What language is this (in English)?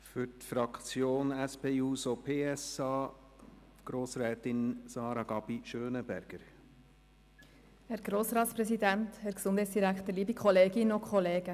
Swiss German